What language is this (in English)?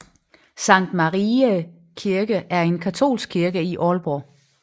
Danish